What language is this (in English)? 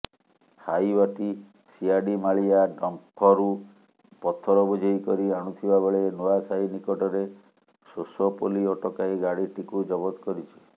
Odia